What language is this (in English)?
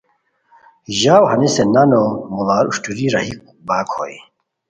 Khowar